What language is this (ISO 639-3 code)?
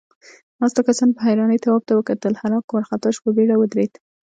pus